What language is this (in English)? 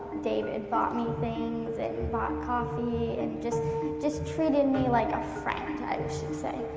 English